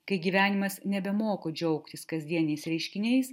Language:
Lithuanian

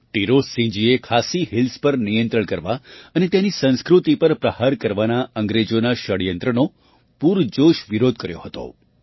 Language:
Gujarati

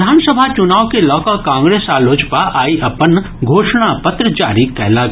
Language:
Maithili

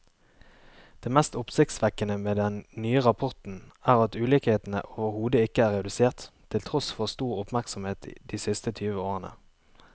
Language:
Norwegian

